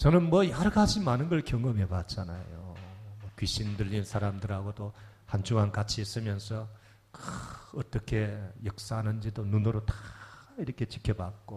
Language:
Korean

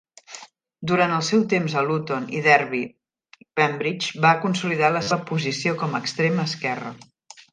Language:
Catalan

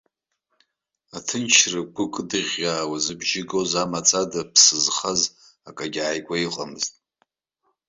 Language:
Abkhazian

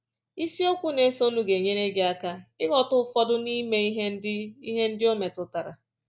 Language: Igbo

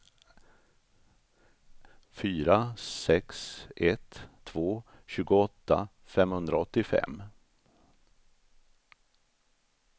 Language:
Swedish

